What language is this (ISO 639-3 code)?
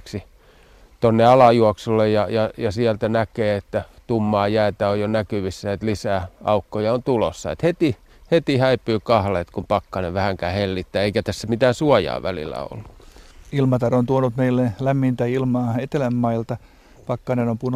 fin